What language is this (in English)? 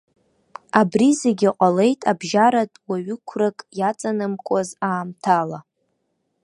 Abkhazian